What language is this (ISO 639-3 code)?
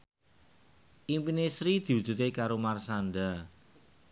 jav